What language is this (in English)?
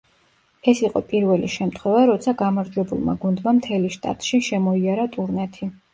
Georgian